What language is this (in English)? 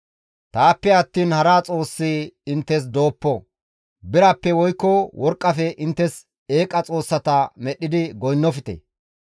Gamo